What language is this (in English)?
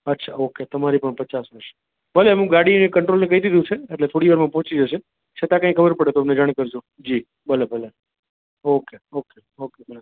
Gujarati